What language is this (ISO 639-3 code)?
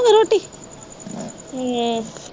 pan